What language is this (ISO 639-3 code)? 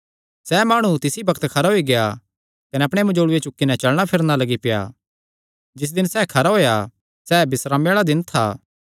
xnr